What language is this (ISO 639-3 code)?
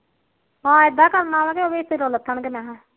pan